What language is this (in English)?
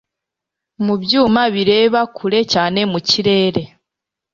Kinyarwanda